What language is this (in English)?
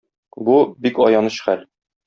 Tatar